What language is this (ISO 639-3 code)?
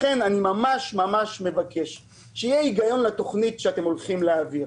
heb